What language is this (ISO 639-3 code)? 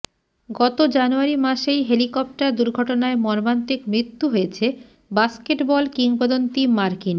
ben